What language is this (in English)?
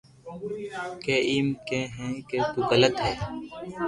Loarki